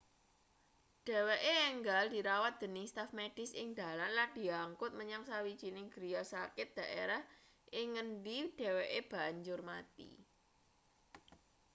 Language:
Javanese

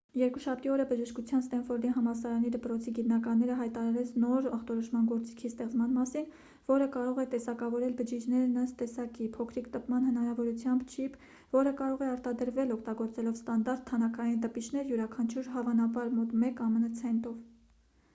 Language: Armenian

